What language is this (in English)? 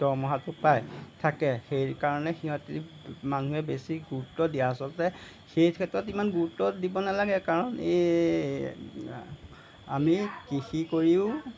Assamese